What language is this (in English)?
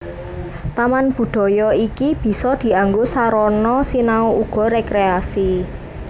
Javanese